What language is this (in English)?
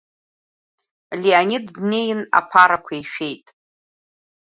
Abkhazian